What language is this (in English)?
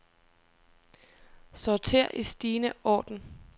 Danish